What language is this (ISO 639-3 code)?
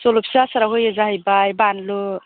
brx